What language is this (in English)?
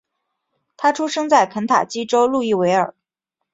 Chinese